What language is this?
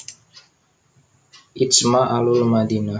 Javanese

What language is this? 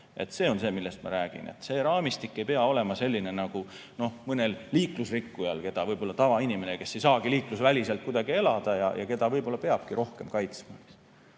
Estonian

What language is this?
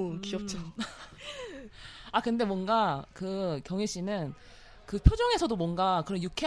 Korean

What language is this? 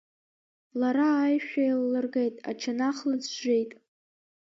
Abkhazian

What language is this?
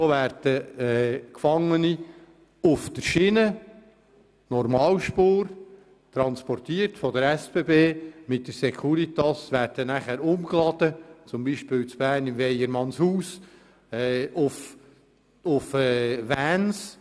Swiss German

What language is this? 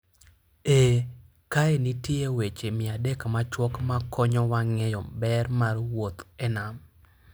Luo (Kenya and Tanzania)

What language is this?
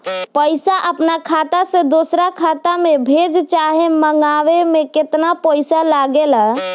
Bhojpuri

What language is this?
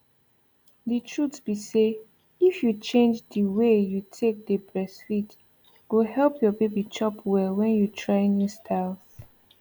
Nigerian Pidgin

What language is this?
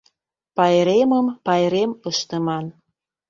Mari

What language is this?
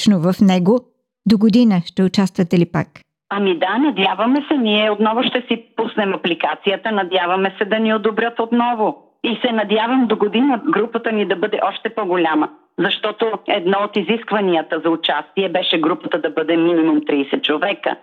Bulgarian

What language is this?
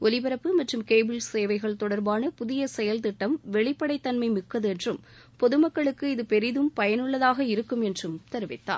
Tamil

